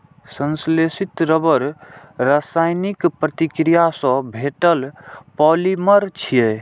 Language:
Maithili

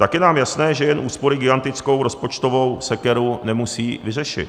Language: Czech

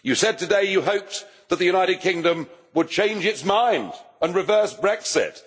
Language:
English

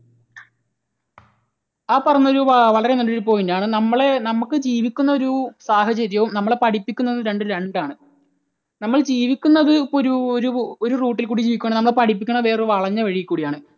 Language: Malayalam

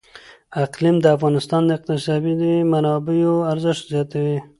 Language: Pashto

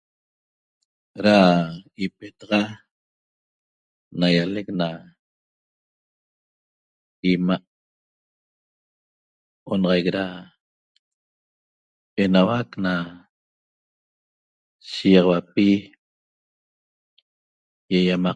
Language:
Toba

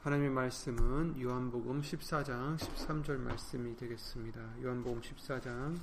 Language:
Korean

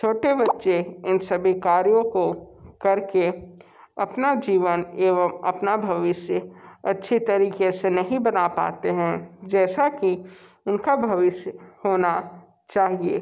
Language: Hindi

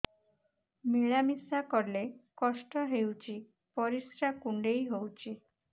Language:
Odia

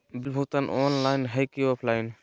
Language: Magahi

